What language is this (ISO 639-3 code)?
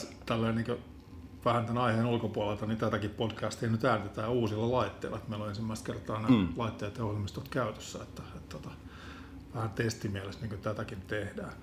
fin